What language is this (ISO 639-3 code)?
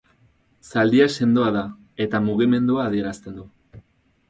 eus